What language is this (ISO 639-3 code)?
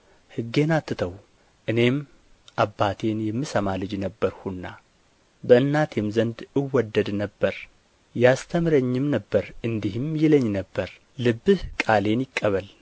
amh